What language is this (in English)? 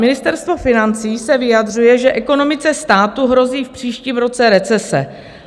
Czech